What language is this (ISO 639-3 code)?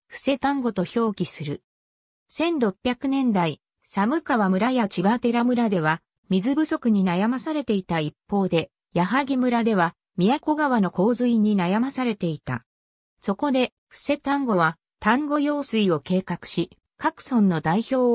jpn